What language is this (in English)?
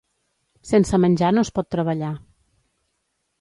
Catalan